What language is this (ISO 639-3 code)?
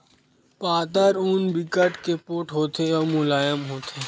hne